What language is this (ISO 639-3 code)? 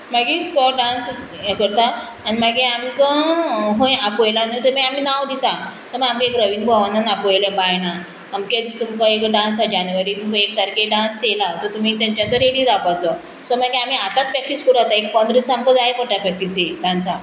kok